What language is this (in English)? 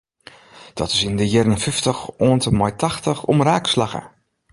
Western Frisian